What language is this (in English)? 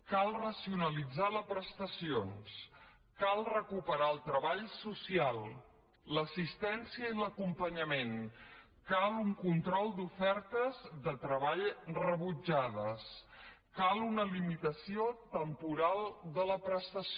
Catalan